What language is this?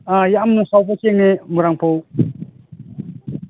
Manipuri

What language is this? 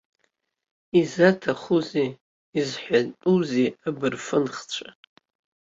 Abkhazian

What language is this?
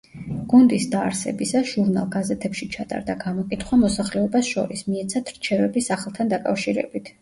Georgian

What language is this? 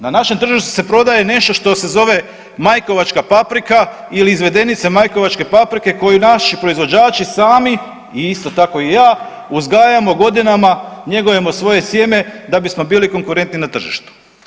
Croatian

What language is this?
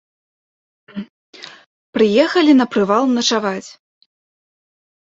Belarusian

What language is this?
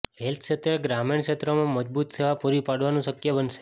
Gujarati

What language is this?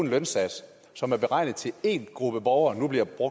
Danish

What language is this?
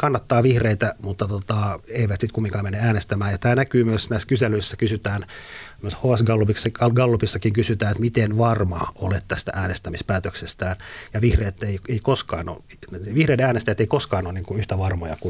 Finnish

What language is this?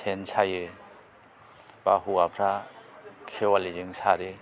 Bodo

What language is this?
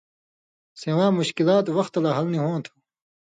Indus Kohistani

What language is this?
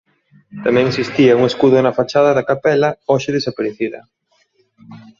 Galician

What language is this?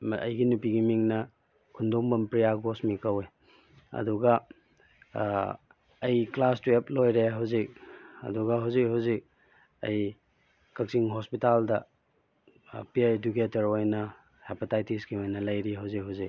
Manipuri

